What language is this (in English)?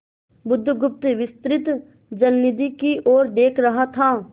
Hindi